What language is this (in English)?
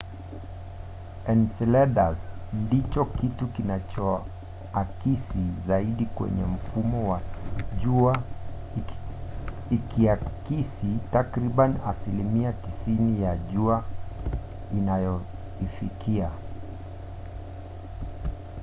Swahili